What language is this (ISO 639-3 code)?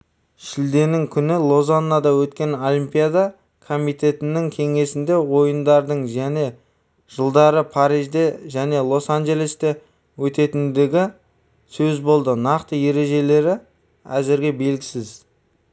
kaz